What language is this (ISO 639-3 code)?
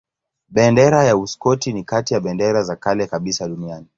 swa